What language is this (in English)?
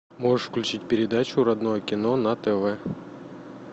Russian